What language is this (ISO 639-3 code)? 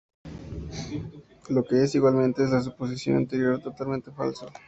spa